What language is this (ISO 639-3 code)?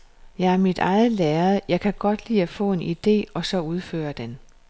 dan